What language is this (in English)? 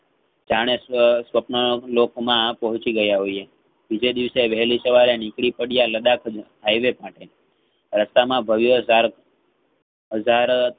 Gujarati